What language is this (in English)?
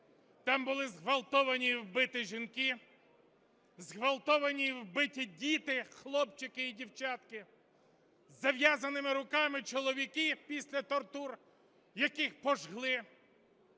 Ukrainian